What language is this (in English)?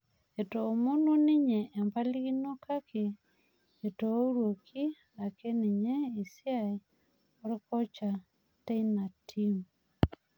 Masai